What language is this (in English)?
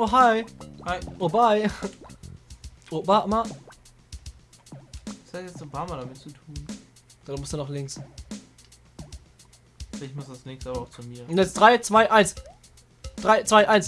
German